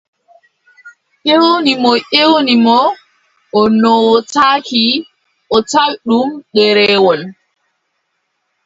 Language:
Adamawa Fulfulde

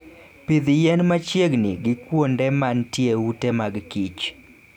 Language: Luo (Kenya and Tanzania)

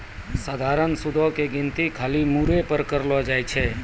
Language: Maithili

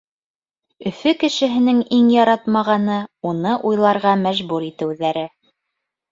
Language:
Bashkir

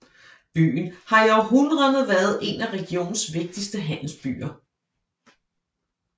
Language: Danish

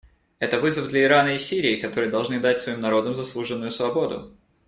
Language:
Russian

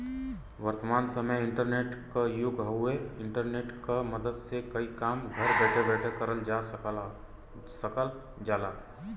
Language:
Bhojpuri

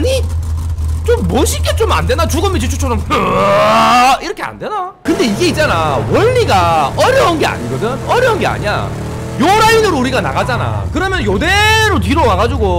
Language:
Korean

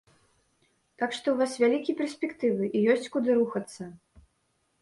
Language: Belarusian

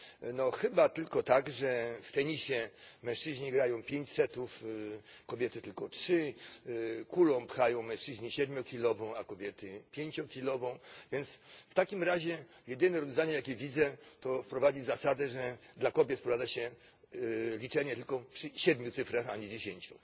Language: Polish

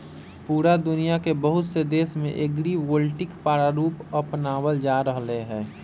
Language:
Magahi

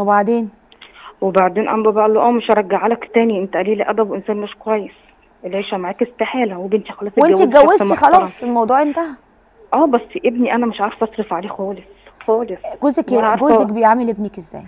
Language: Arabic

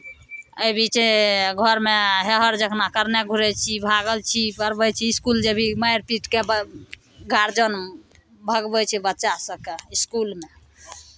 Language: Maithili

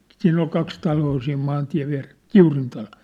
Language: Finnish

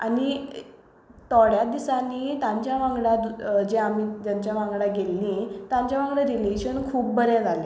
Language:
Konkani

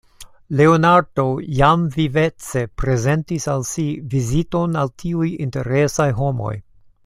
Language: Esperanto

